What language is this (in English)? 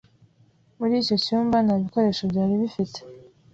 Kinyarwanda